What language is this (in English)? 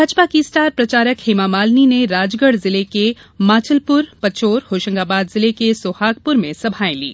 Hindi